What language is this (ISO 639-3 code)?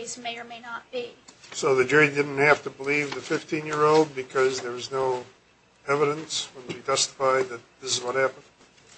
eng